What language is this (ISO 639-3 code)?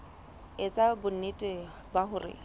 sot